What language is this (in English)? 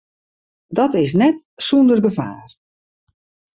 Western Frisian